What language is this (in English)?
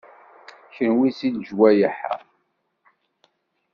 Kabyle